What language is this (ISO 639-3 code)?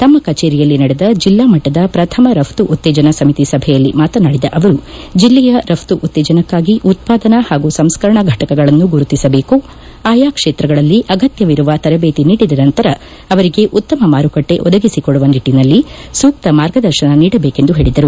kan